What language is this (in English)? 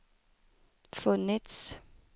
Swedish